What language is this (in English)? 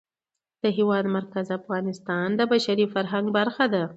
Pashto